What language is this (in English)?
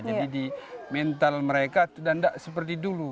Indonesian